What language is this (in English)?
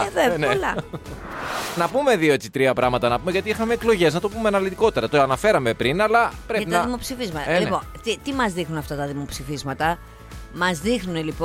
Greek